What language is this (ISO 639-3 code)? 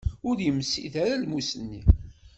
kab